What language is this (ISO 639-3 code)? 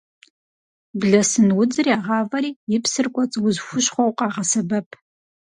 kbd